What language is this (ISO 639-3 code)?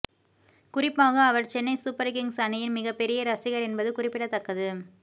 tam